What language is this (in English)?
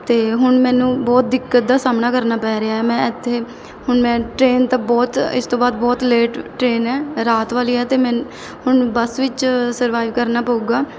Punjabi